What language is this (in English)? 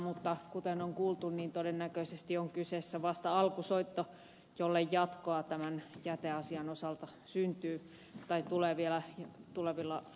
Finnish